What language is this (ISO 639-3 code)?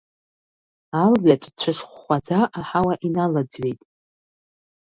abk